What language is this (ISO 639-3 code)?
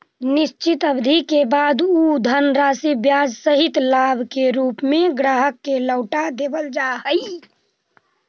mag